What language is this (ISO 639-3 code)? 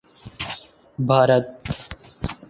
urd